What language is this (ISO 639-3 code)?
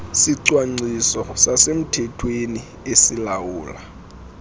xho